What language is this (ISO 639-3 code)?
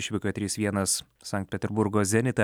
lit